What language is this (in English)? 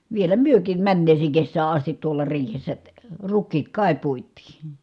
Finnish